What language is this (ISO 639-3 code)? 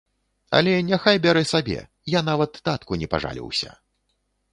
bel